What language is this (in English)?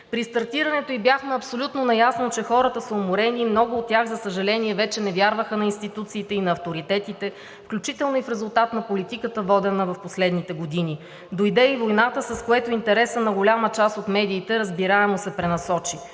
Bulgarian